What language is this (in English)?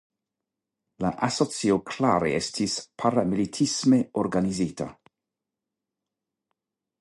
Esperanto